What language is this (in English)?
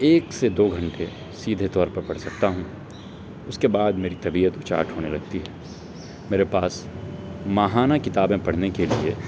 Urdu